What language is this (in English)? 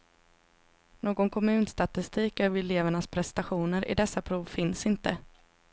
Swedish